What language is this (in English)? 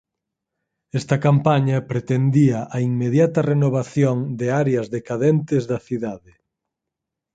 Galician